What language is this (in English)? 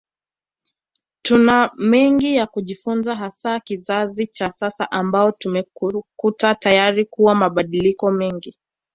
Swahili